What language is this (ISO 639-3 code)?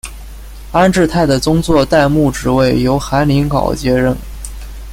zho